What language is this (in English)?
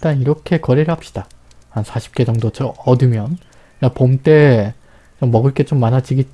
Korean